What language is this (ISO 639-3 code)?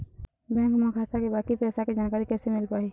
hne